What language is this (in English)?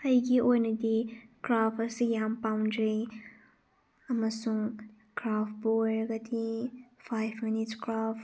Manipuri